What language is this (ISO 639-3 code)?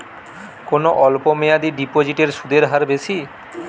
ben